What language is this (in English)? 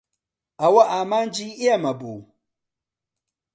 Central Kurdish